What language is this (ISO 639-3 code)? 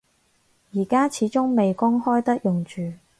yue